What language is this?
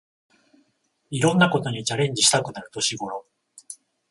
Japanese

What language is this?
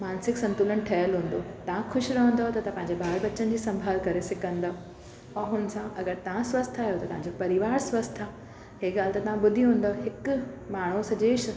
Sindhi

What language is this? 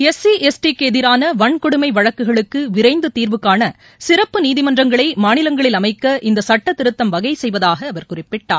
Tamil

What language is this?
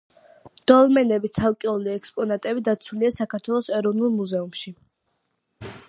Georgian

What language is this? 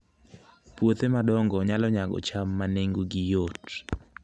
Luo (Kenya and Tanzania)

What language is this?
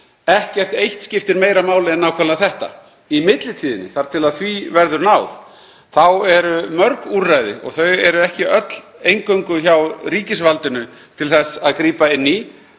Icelandic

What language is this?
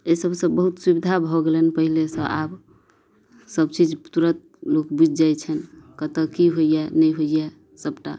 Maithili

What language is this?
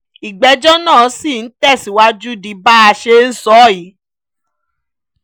Yoruba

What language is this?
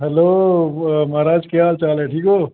Dogri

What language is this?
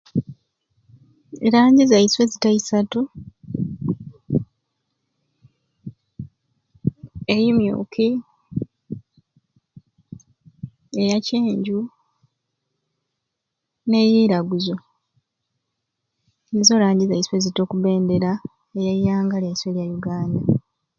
Ruuli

